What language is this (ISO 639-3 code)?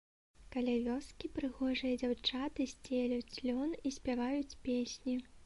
bel